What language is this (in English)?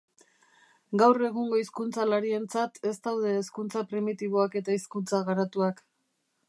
Basque